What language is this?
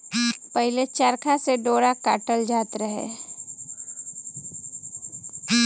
Bhojpuri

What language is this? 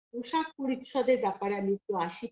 Bangla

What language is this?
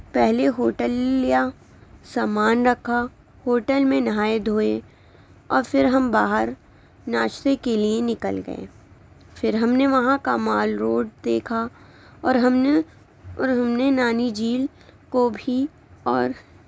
Urdu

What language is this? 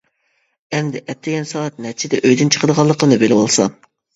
Uyghur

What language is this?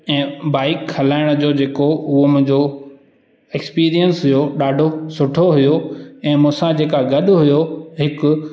Sindhi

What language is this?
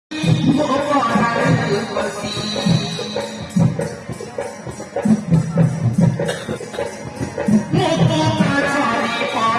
Odia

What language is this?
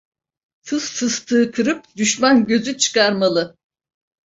Turkish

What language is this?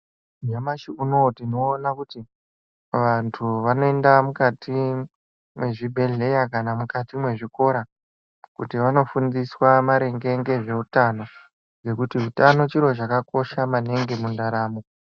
Ndau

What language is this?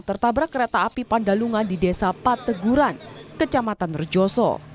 Indonesian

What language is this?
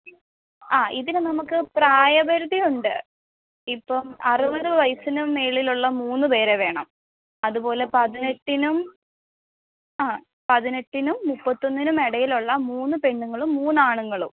Malayalam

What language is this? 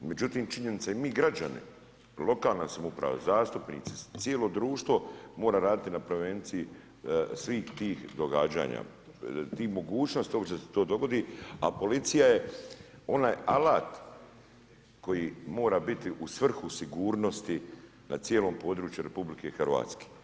Croatian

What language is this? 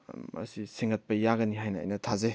Manipuri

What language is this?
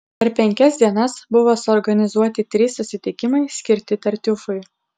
Lithuanian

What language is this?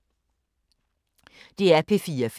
Danish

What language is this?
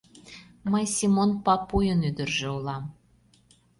Mari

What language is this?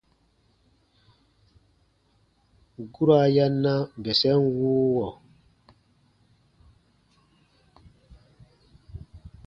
Baatonum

